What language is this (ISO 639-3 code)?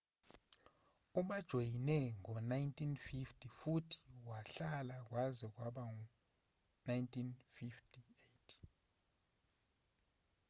zul